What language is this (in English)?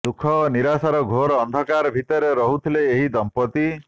Odia